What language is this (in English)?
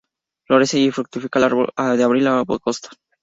Spanish